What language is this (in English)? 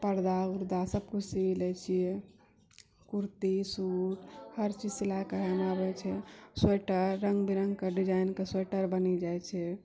Maithili